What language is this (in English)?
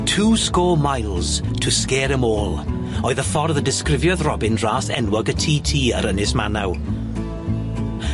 Welsh